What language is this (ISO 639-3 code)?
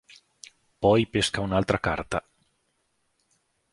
ita